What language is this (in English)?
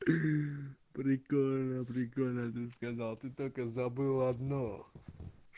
Russian